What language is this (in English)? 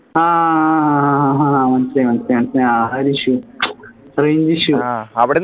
Malayalam